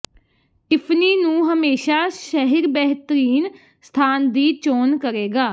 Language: Punjabi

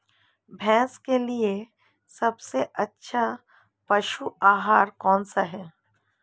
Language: Hindi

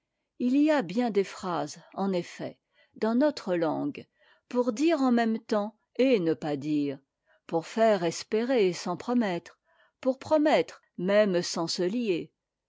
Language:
French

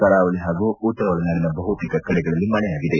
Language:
Kannada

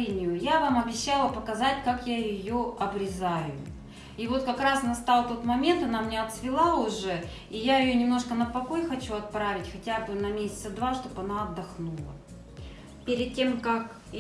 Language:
Russian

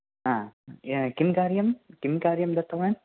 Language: Sanskrit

